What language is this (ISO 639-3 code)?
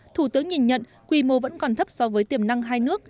vie